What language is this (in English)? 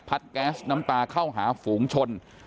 Thai